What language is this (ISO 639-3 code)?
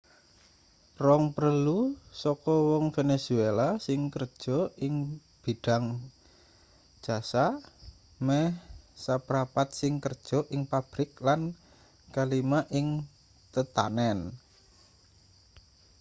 jav